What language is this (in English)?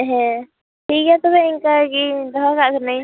Santali